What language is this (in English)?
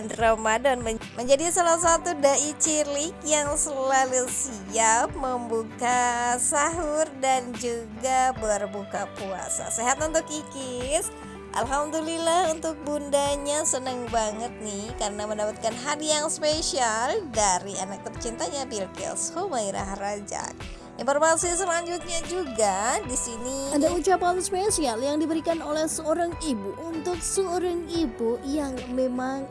Indonesian